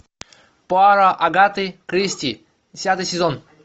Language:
Russian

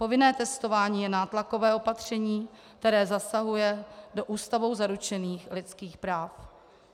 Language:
Czech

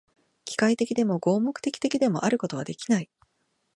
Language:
Japanese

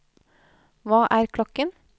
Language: Norwegian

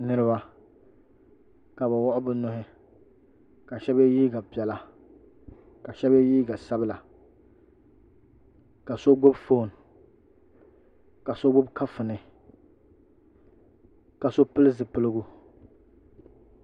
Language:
Dagbani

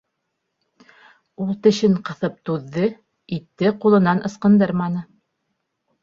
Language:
Bashkir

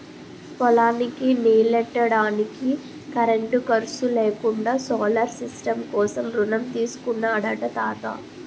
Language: Telugu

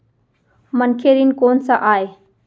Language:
Chhattisgarhi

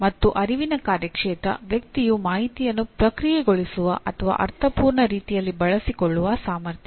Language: Kannada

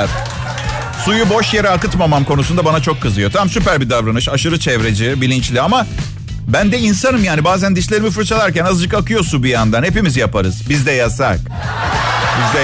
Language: Turkish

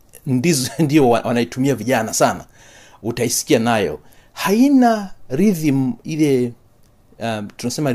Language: Swahili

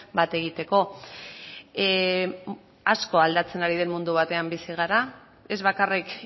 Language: Basque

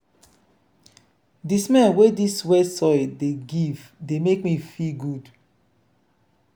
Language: Nigerian Pidgin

